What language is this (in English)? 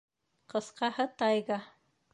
Bashkir